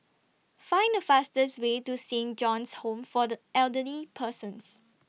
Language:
English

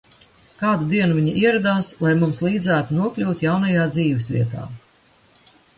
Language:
Latvian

